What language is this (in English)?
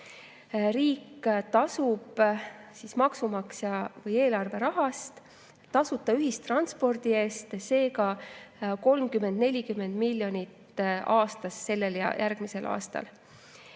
Estonian